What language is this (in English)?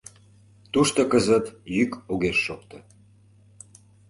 Mari